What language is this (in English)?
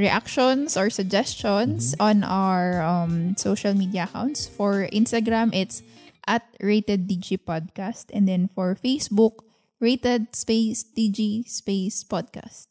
Filipino